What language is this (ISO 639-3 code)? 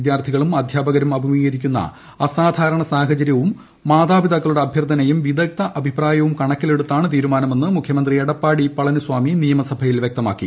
mal